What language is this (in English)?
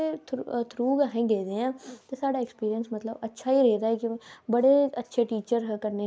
Dogri